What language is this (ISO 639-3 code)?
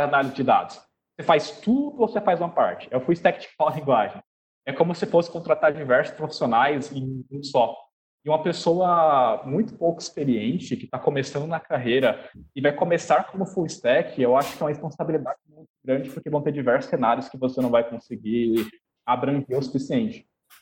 por